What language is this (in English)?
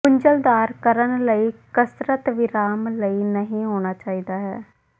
Punjabi